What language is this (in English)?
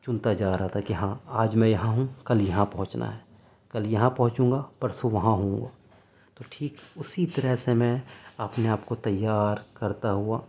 Urdu